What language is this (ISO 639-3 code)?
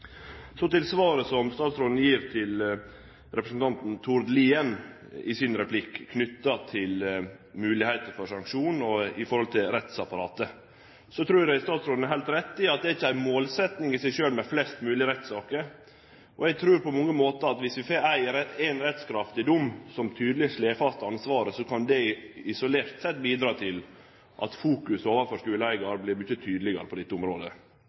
nno